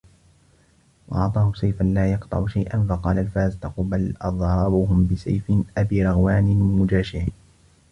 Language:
Arabic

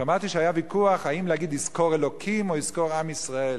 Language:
Hebrew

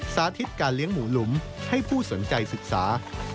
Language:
Thai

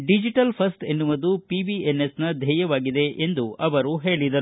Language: Kannada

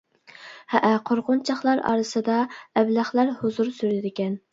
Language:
Uyghur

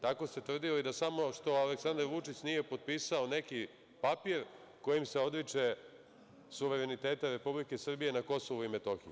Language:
Serbian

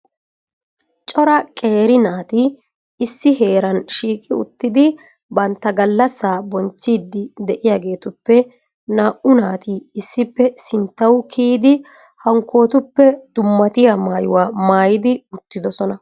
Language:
Wolaytta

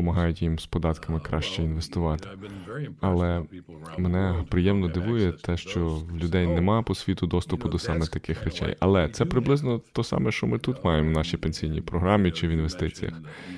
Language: Ukrainian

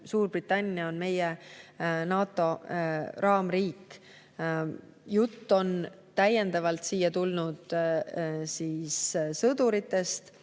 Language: Estonian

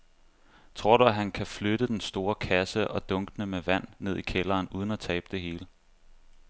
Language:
Danish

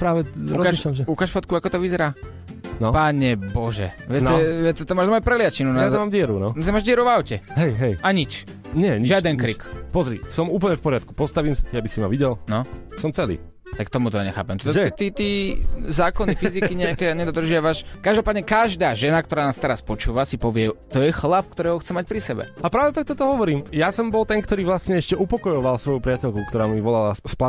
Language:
Slovak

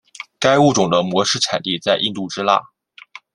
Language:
Chinese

